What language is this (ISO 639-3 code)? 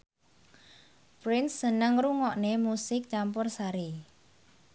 jav